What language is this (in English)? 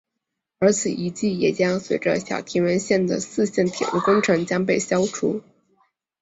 Chinese